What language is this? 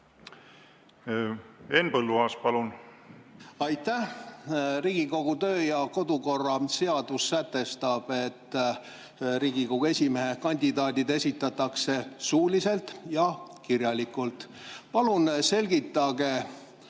Estonian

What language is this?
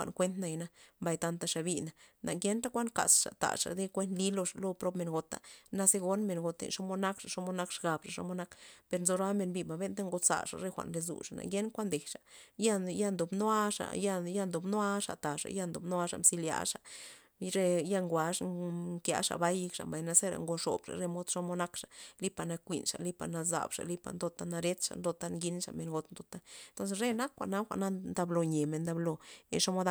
Loxicha Zapotec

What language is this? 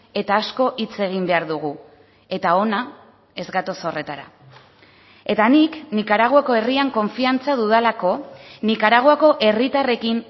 Basque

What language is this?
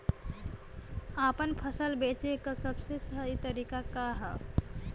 Bhojpuri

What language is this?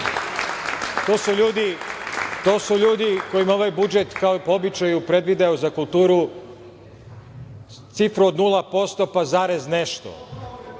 Serbian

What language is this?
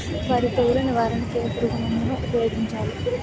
Telugu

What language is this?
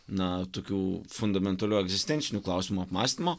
Lithuanian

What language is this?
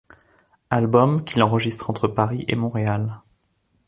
French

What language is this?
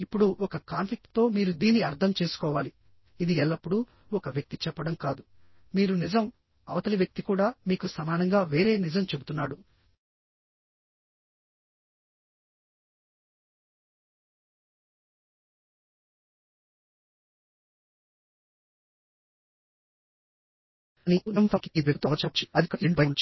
Telugu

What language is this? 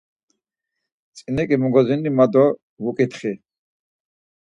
Laz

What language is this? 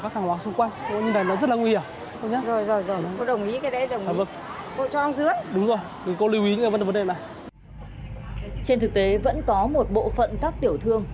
Vietnamese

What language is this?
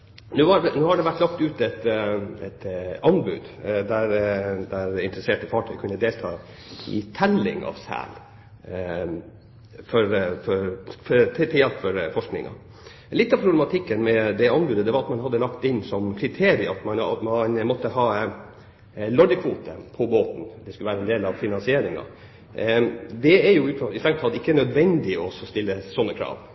Norwegian Bokmål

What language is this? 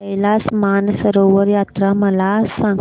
Marathi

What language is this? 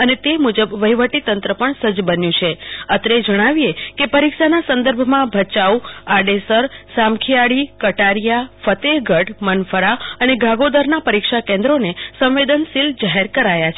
Gujarati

